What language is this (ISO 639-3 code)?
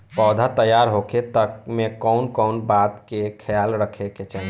bho